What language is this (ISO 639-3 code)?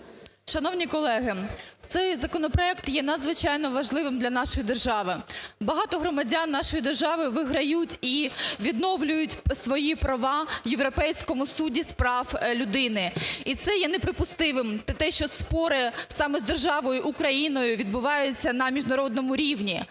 ukr